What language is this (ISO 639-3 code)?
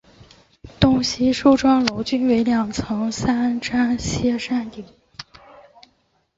zho